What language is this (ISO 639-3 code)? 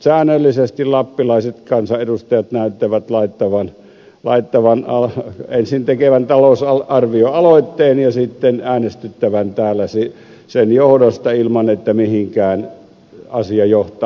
fin